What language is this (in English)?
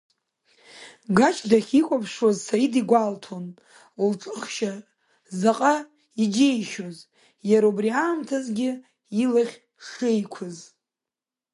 Abkhazian